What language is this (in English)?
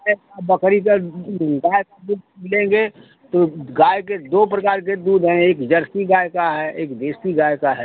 Hindi